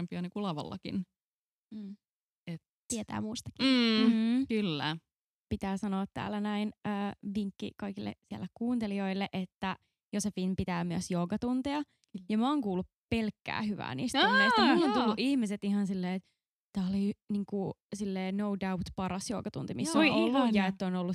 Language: Finnish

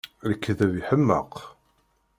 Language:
Kabyle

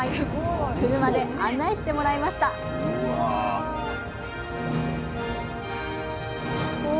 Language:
Japanese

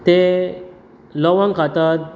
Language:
Konkani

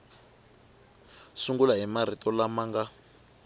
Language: Tsonga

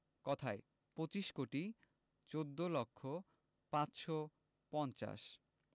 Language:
Bangla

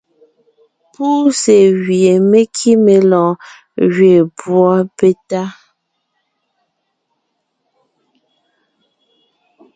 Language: Ngiemboon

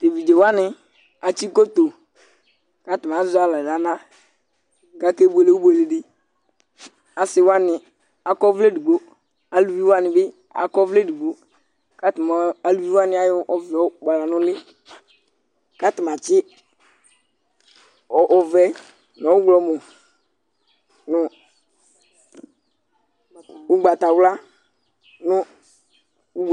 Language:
Ikposo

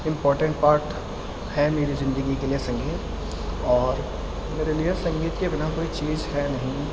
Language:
Urdu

